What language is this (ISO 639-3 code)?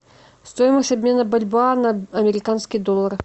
rus